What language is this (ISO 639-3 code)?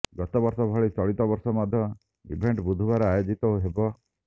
ori